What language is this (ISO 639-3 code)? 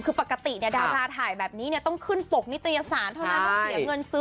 tha